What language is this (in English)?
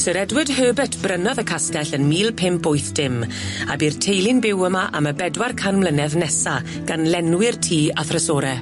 Welsh